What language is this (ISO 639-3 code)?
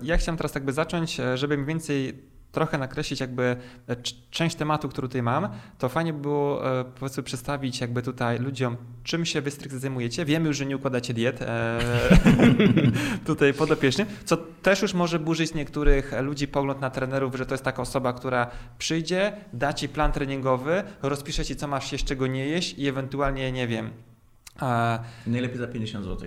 pol